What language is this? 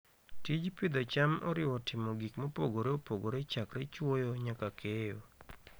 Luo (Kenya and Tanzania)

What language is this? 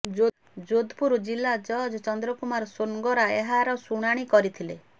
Odia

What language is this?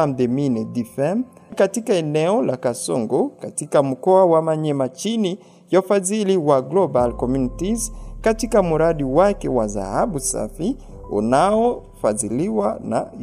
Swahili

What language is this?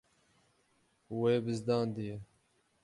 Kurdish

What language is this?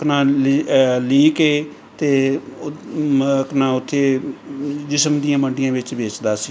Punjabi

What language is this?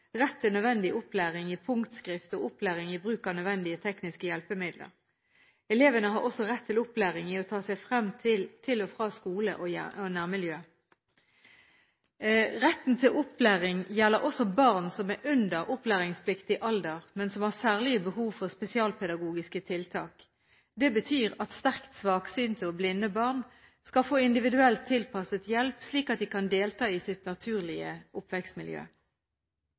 Norwegian Bokmål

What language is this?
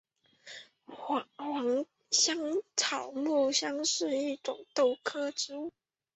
Chinese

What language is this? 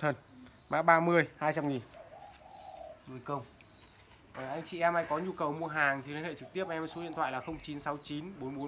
Vietnamese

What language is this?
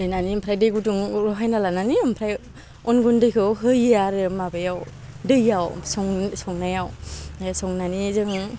Bodo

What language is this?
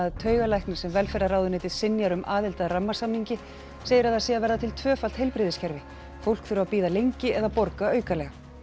Icelandic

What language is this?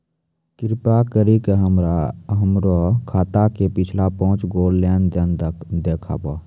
Maithili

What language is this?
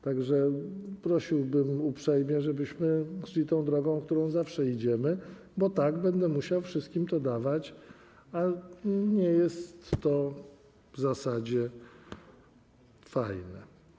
Polish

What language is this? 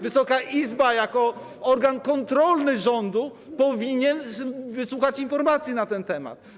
Polish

